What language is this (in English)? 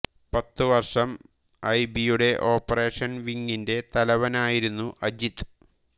Malayalam